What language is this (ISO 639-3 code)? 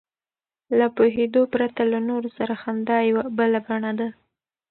pus